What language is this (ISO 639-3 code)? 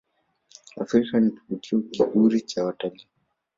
swa